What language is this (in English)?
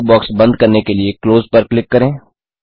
Hindi